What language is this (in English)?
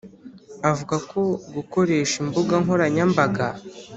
Kinyarwanda